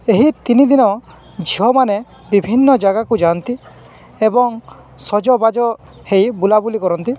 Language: Odia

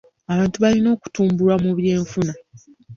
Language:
Ganda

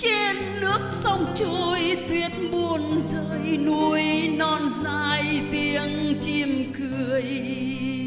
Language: Vietnamese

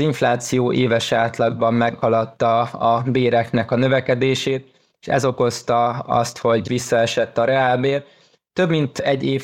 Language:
Hungarian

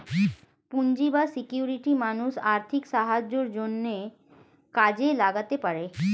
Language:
Bangla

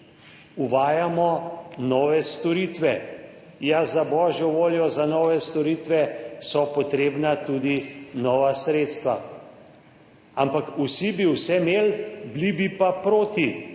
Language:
Slovenian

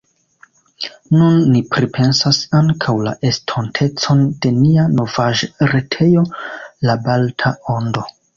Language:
Esperanto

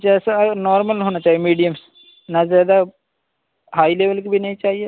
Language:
Urdu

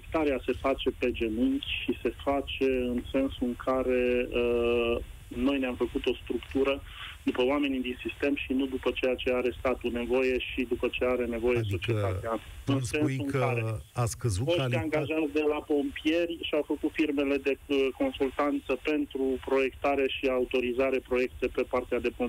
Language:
Romanian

